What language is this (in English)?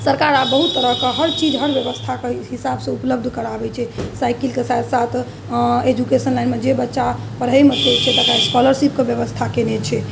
Maithili